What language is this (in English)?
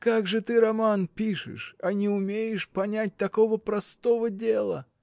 Russian